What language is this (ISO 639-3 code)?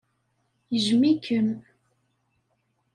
kab